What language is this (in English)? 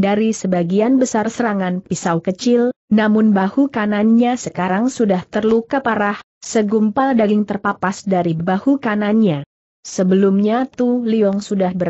Indonesian